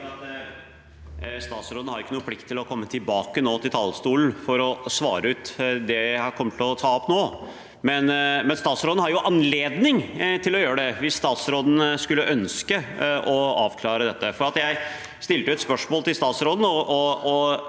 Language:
Norwegian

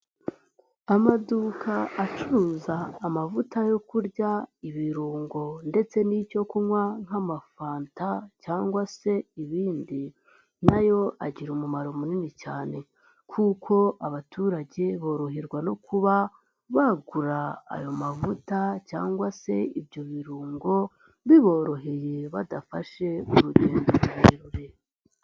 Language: Kinyarwanda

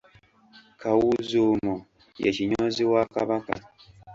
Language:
Ganda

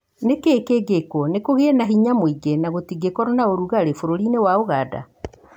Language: Kikuyu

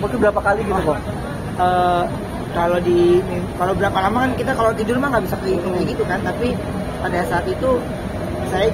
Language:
Indonesian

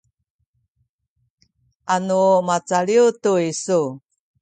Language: Sakizaya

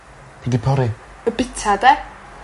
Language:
Welsh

